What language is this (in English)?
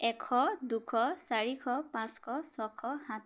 Assamese